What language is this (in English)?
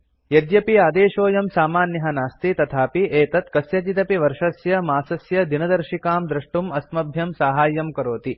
Sanskrit